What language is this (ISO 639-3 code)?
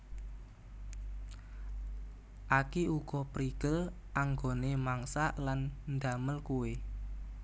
jav